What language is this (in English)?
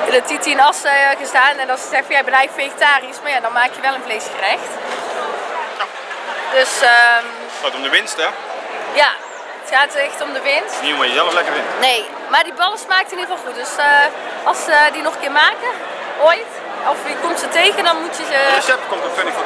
Dutch